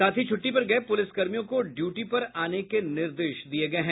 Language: Hindi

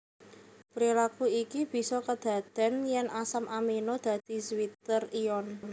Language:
Javanese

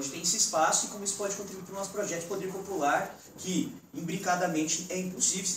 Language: Portuguese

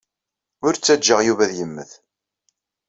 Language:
Kabyle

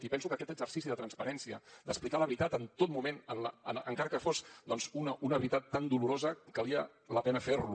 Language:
Catalan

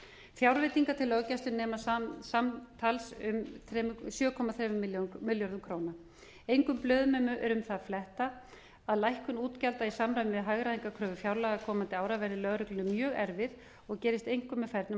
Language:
Icelandic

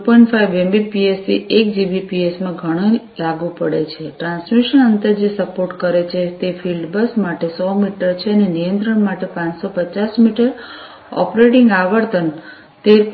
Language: Gujarati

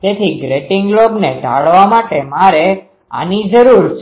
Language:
Gujarati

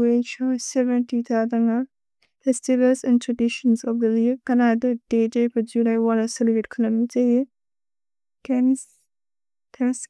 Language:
Bodo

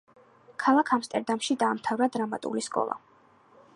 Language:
Georgian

